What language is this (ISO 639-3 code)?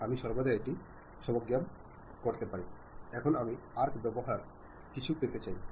mal